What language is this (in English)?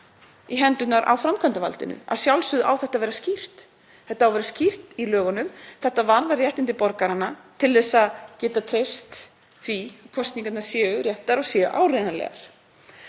Icelandic